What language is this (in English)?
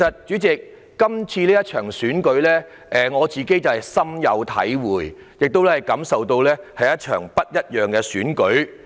Cantonese